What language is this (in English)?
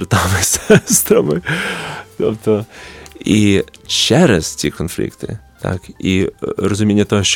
Ukrainian